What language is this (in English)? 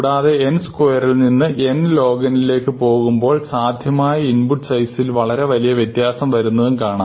Malayalam